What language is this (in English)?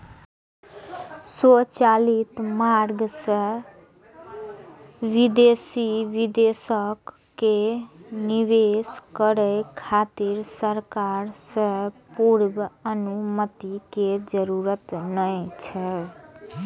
Maithili